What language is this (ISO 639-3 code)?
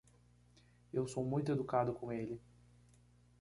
por